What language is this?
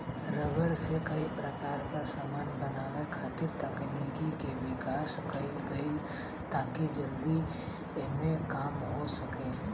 Bhojpuri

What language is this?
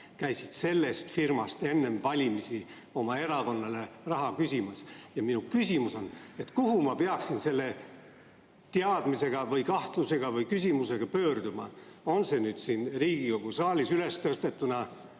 Estonian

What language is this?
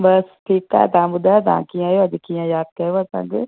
Sindhi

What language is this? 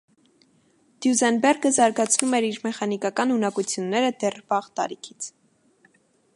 Armenian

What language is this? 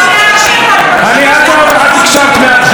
Hebrew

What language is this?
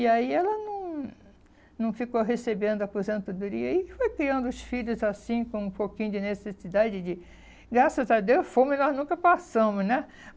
Portuguese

